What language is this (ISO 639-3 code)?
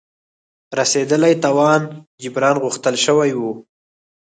pus